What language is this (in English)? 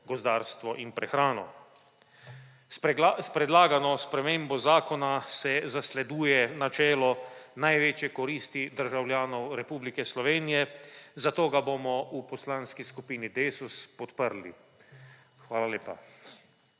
Slovenian